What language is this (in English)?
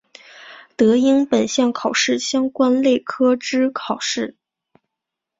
Chinese